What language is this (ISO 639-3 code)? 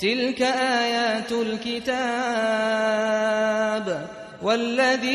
fas